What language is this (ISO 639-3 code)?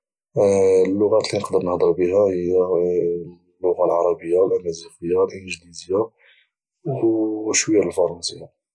ary